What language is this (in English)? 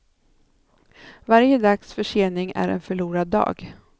Swedish